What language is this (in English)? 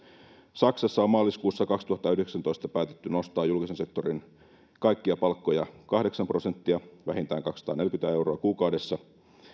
Finnish